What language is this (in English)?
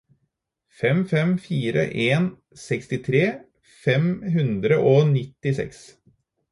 Norwegian Bokmål